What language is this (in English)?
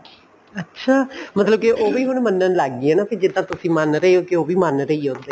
Punjabi